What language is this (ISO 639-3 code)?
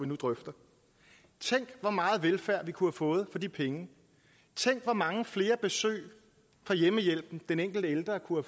dan